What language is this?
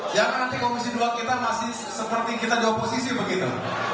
Indonesian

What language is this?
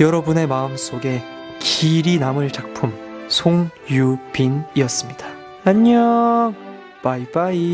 Korean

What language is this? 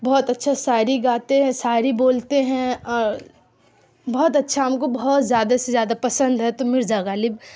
Urdu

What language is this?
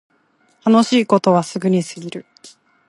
Japanese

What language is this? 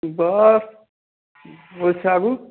Maithili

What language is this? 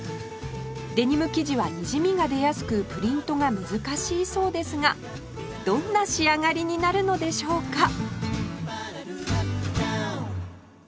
Japanese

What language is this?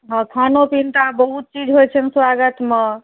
Maithili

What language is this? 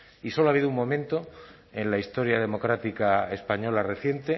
Spanish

